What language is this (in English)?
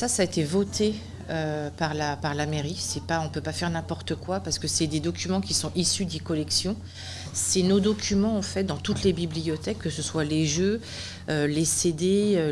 French